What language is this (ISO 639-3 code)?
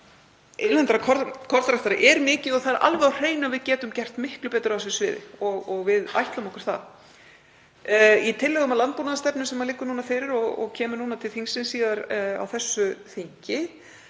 isl